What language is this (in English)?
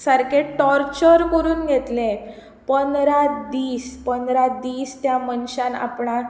Konkani